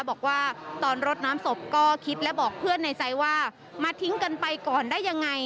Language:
Thai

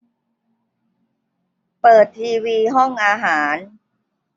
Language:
Thai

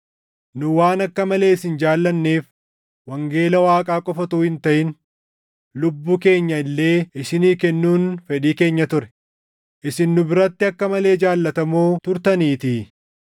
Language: Oromo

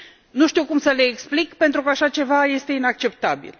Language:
Romanian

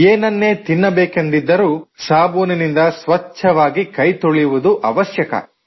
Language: Kannada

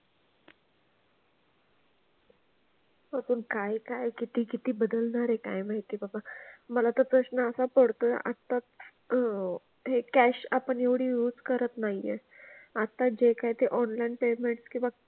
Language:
Marathi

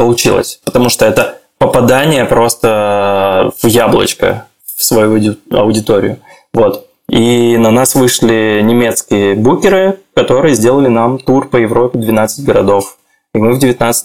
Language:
Russian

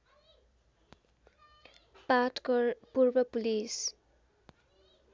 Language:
Nepali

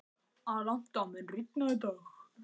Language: Icelandic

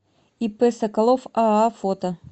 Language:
Russian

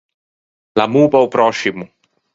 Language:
Ligurian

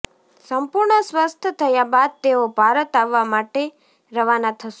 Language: Gujarati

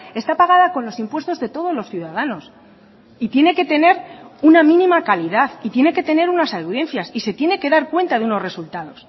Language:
Spanish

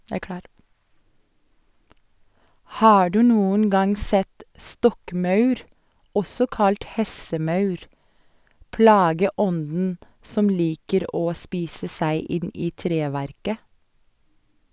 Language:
Norwegian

